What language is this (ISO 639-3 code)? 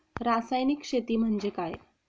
mar